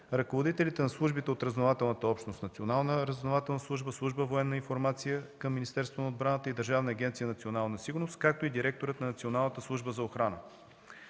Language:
Bulgarian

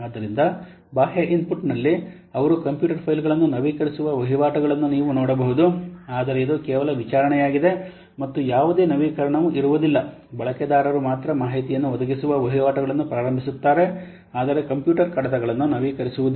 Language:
Kannada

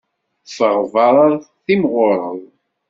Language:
Kabyle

